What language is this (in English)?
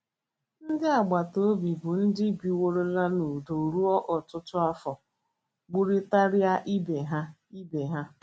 Igbo